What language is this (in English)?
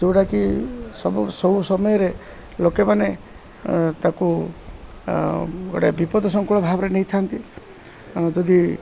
Odia